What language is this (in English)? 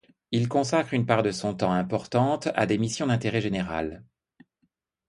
French